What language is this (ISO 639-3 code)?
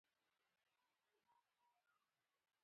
pus